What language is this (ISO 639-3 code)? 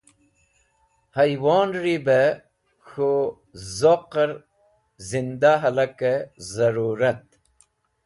wbl